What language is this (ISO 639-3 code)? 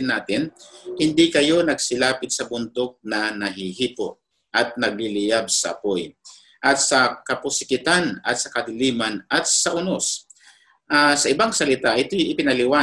fil